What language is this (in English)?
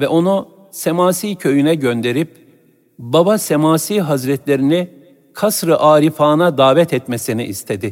Turkish